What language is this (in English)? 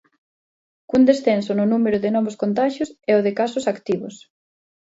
Galician